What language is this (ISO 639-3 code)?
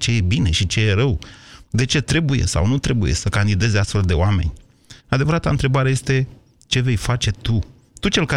ron